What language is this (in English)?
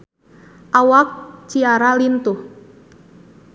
Sundanese